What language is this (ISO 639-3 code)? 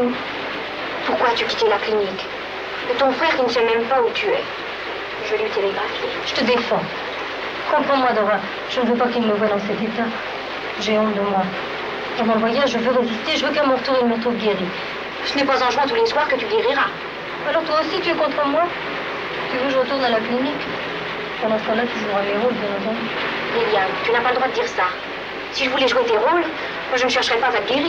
fra